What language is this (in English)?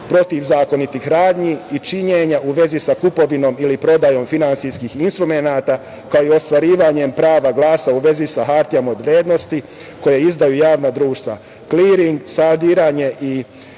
Serbian